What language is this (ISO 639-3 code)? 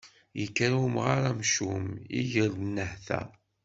kab